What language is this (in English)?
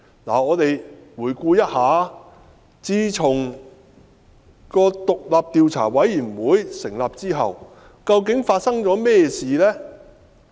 Cantonese